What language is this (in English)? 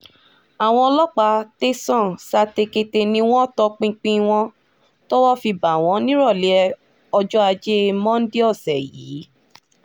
Yoruba